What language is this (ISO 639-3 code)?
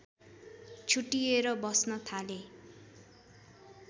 nep